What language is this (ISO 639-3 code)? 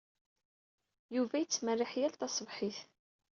kab